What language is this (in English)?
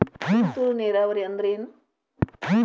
Kannada